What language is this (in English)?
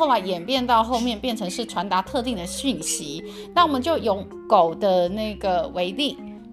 Chinese